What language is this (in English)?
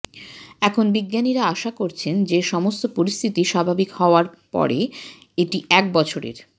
Bangla